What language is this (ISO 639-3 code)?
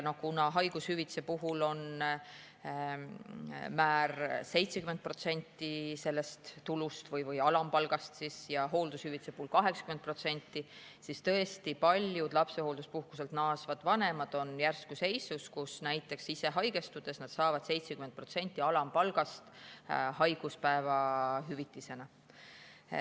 est